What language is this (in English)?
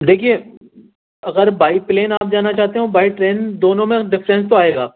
Urdu